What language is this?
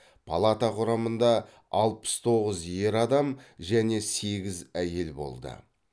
Kazakh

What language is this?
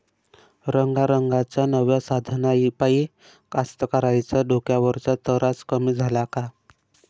Marathi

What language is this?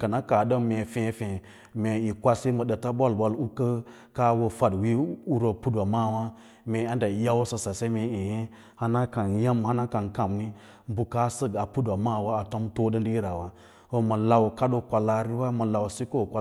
Lala-Roba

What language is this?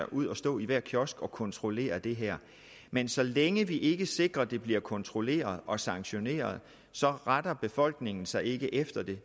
Danish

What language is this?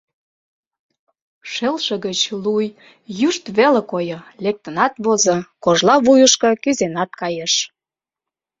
Mari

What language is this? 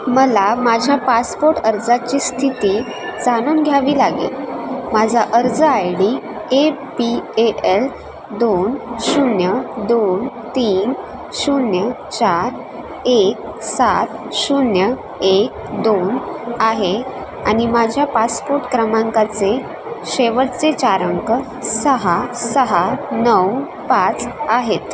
Marathi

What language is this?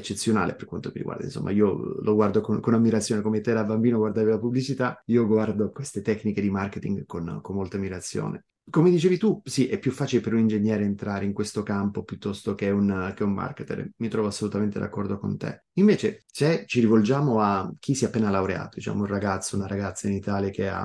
Italian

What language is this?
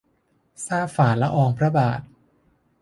Thai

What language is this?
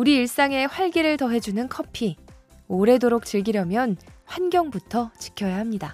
Korean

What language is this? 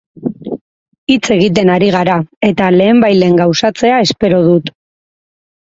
Basque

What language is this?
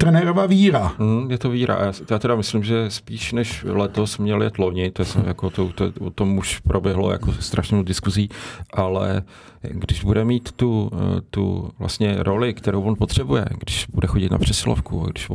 Czech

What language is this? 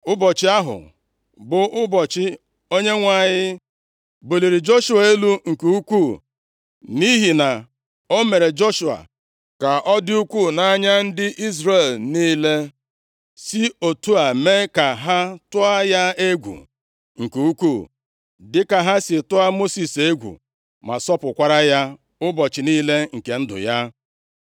Igbo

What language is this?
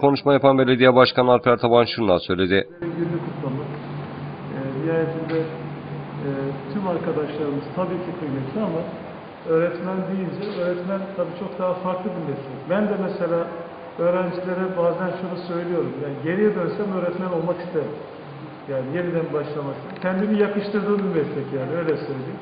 Turkish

